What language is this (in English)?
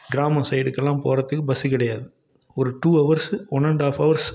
Tamil